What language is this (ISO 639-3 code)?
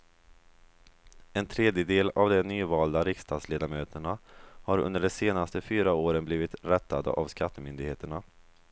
swe